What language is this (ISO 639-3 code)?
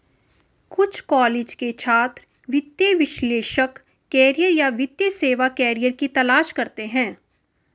hin